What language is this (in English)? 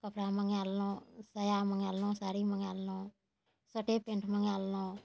Maithili